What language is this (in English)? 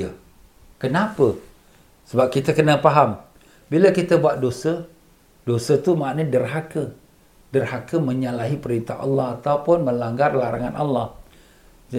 Malay